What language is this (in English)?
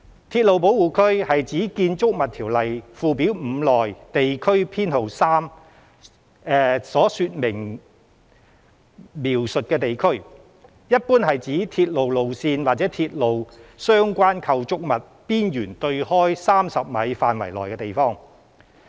Cantonese